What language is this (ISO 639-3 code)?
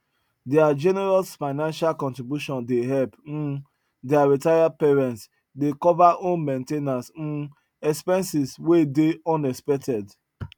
pcm